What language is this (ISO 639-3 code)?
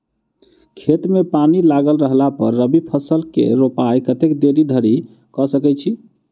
mai